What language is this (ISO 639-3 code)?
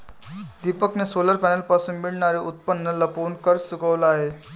mar